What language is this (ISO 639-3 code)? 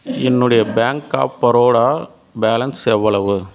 tam